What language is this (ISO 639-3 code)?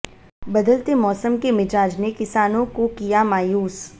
hin